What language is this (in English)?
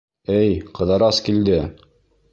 Bashkir